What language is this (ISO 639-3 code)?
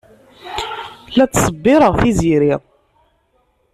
kab